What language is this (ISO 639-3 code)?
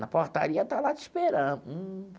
por